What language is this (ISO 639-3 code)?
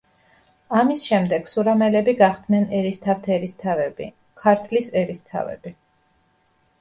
kat